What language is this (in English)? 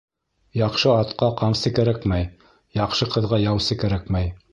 Bashkir